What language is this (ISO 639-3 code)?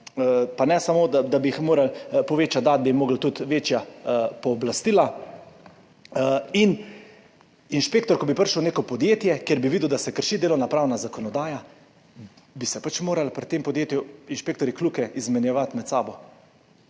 slv